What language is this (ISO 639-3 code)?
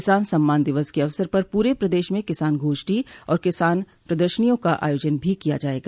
hin